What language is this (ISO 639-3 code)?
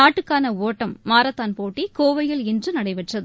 tam